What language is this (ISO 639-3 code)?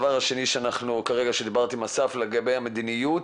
heb